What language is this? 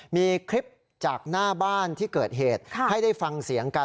Thai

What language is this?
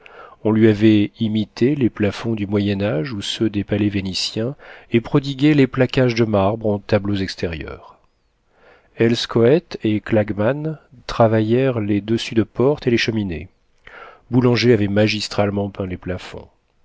French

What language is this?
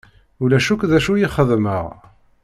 Kabyle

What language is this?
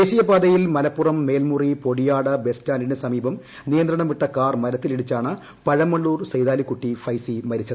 Malayalam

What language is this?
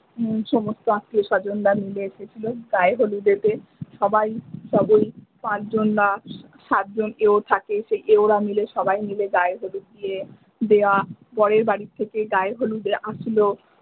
Bangla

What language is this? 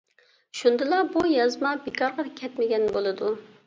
Uyghur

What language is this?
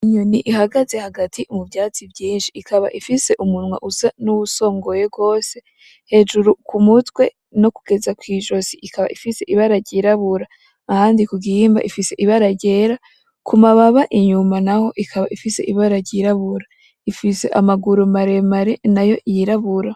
Rundi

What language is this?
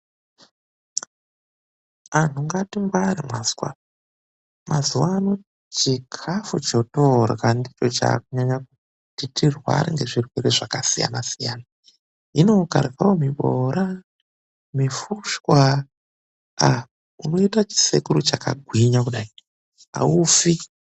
Ndau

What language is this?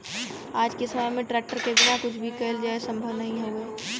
Bhojpuri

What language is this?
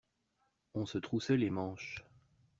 French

